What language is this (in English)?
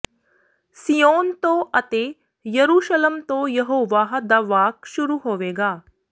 Punjabi